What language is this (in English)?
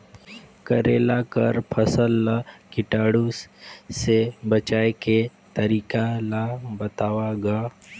Chhattisgarhi